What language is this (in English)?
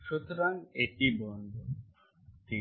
Bangla